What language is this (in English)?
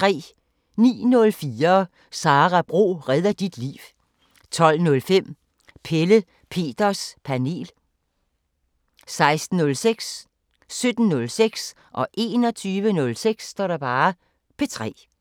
Danish